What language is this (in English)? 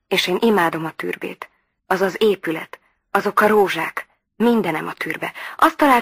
Hungarian